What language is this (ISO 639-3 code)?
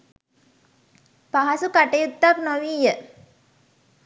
sin